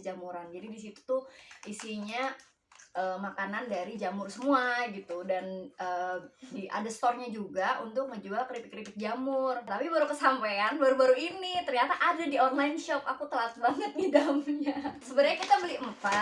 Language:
Indonesian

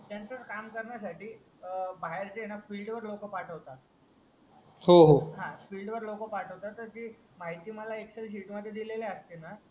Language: Marathi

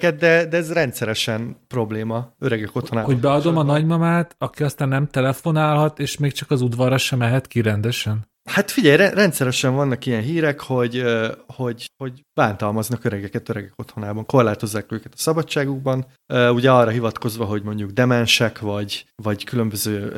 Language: Hungarian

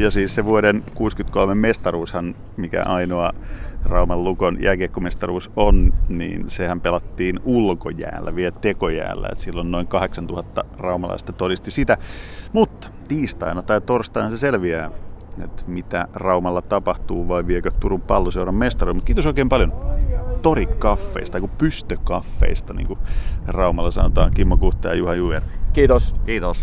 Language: Finnish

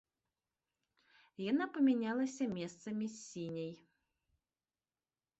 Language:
Belarusian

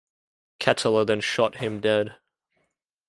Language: English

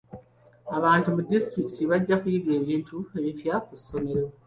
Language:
Ganda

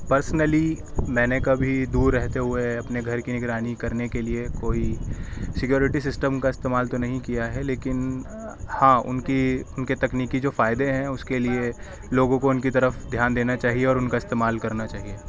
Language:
Urdu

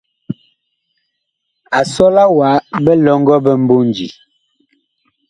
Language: Bakoko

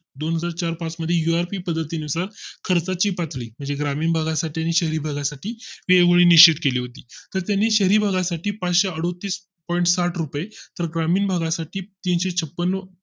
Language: Marathi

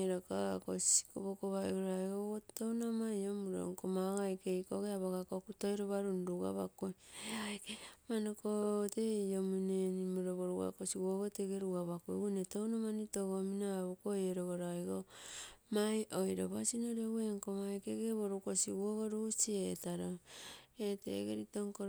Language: Terei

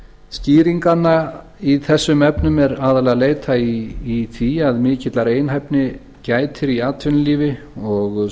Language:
Icelandic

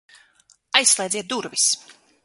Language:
Latvian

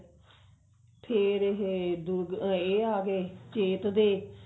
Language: Punjabi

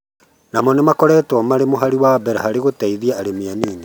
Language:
Kikuyu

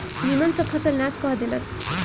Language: Bhojpuri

